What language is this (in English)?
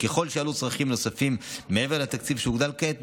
Hebrew